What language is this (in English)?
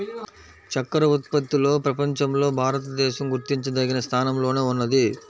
Telugu